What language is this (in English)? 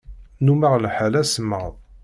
Kabyle